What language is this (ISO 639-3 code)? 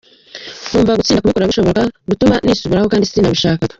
kin